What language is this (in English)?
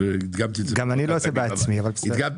Hebrew